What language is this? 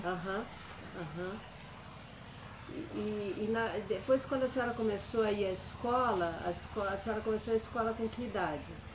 Portuguese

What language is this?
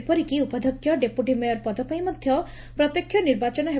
Odia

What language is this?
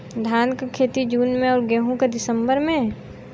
Bhojpuri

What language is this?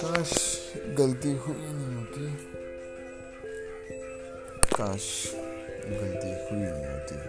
Hindi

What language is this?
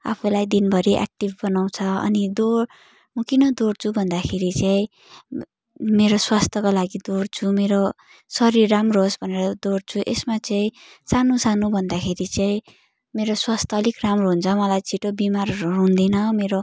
Nepali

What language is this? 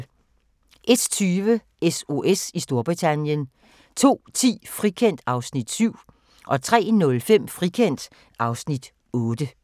Danish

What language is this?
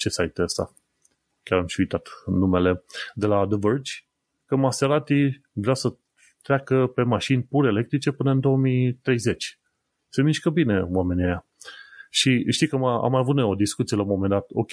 Romanian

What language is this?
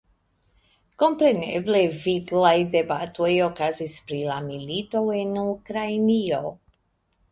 Esperanto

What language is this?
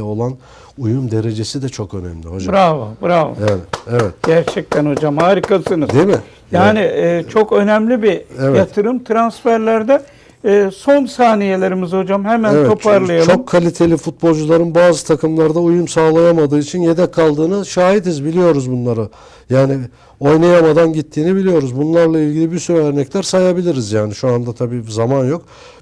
Turkish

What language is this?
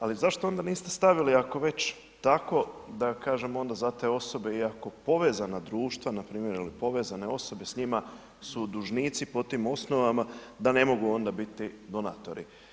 Croatian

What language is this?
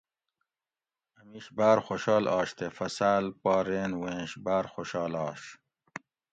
Gawri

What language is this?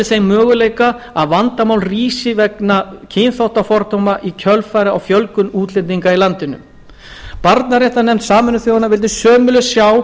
Icelandic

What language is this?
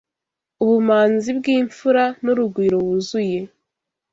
Kinyarwanda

